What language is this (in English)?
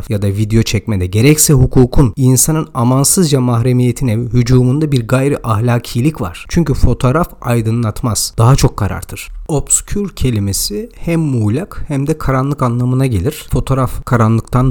Turkish